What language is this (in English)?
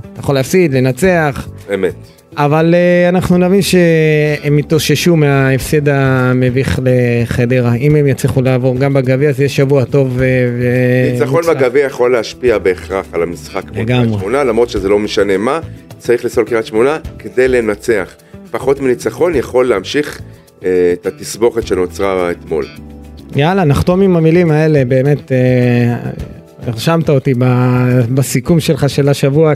Hebrew